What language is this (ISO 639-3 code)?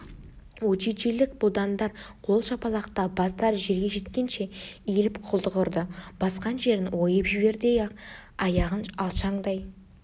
kaz